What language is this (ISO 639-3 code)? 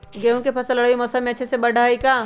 mag